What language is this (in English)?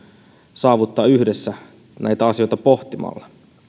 Finnish